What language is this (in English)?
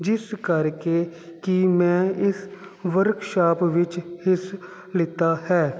Punjabi